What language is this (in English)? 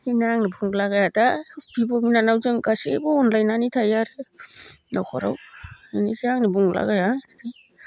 Bodo